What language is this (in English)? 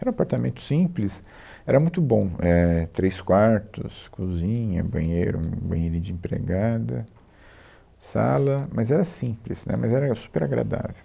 Portuguese